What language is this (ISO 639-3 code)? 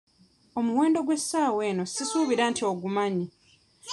lug